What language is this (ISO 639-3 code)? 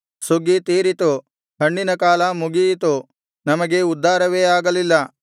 kan